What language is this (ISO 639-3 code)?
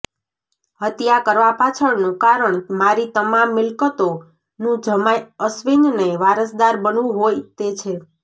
guj